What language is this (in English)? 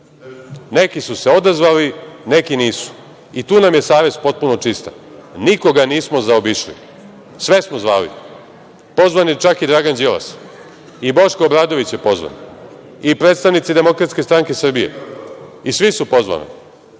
Serbian